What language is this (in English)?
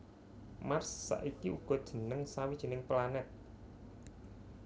Javanese